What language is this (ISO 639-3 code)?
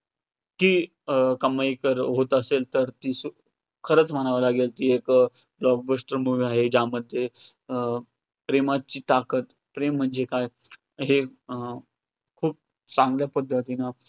mar